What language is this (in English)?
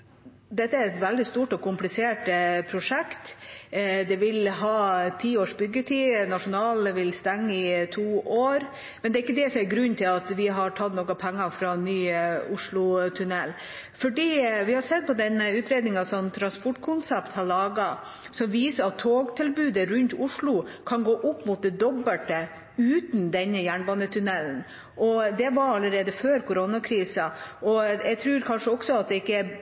Norwegian Bokmål